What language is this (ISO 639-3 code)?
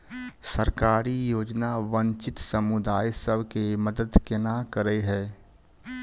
mai